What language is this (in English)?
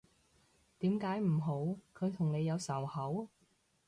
Cantonese